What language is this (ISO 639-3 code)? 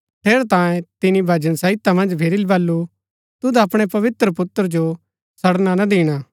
gbk